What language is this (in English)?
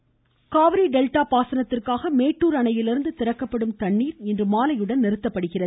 Tamil